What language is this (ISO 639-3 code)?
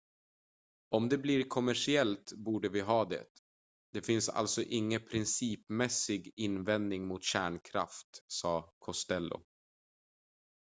swe